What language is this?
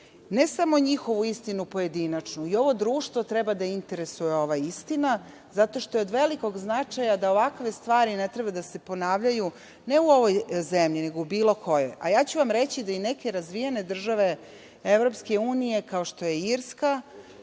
Serbian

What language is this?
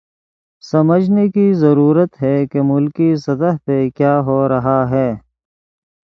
Urdu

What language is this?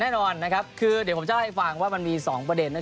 Thai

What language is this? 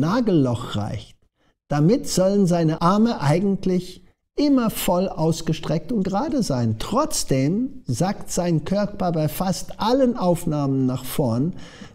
German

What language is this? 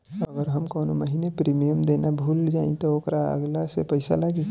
Bhojpuri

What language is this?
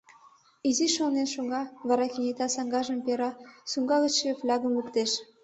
Mari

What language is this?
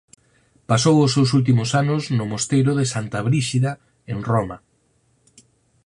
Galician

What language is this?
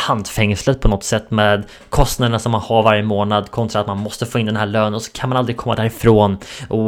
Swedish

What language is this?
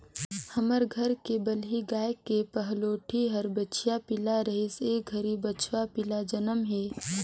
Chhattisgarhi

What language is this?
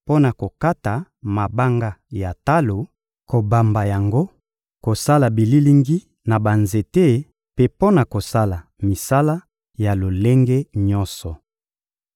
Lingala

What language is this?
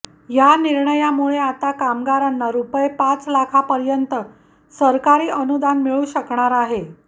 Marathi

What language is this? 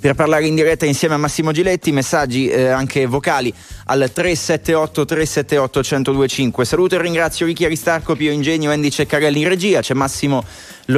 Italian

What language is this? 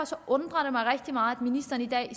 Danish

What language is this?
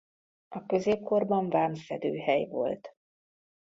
Hungarian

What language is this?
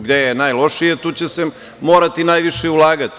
Serbian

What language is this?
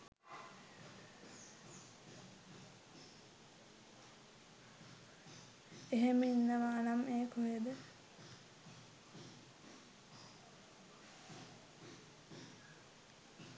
Sinhala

